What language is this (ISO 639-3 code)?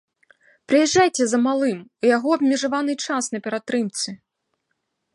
bel